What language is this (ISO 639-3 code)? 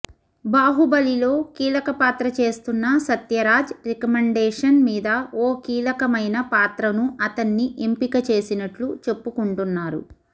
tel